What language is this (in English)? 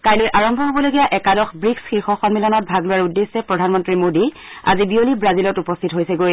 Assamese